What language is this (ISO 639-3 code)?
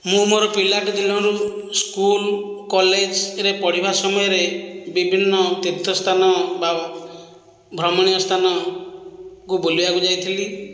ori